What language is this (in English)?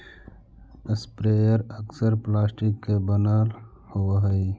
Magahi